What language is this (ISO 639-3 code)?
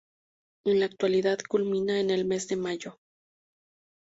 spa